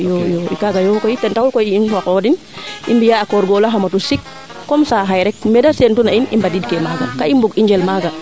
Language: Serer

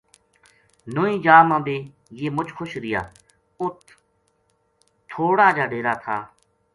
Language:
Gujari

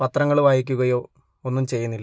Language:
Malayalam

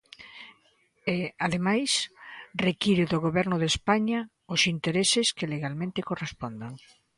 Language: Galician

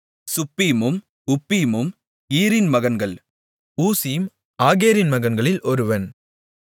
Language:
Tamil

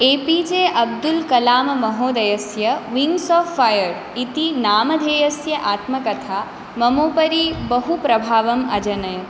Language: Sanskrit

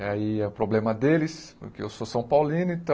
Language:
Portuguese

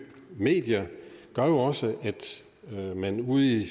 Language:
Danish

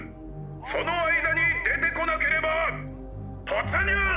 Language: Japanese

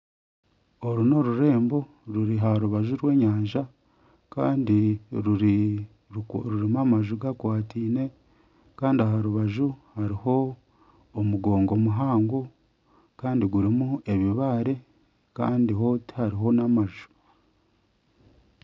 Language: Nyankole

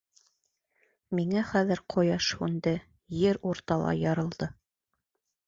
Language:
Bashkir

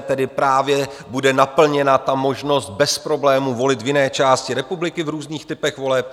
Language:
Czech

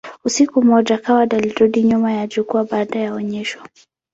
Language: Swahili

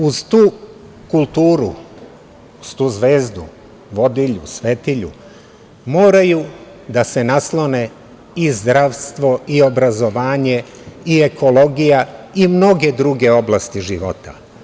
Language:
Serbian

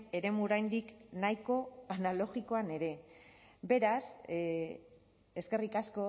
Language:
Basque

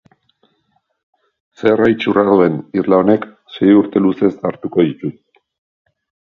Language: Basque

